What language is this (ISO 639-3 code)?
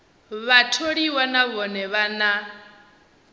ven